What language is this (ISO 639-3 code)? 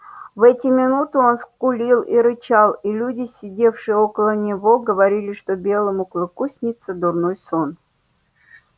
rus